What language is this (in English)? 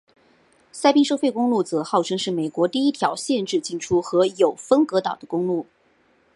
Chinese